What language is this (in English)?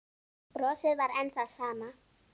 Icelandic